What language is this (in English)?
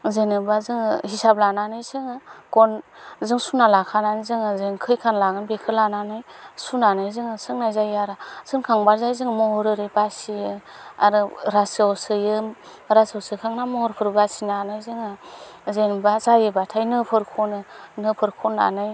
Bodo